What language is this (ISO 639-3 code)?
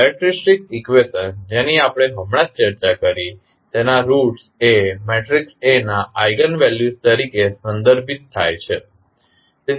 guj